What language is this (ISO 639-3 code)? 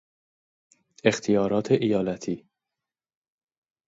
fas